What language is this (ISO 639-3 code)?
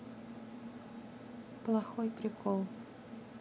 rus